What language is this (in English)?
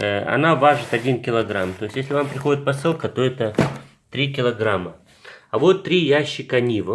Russian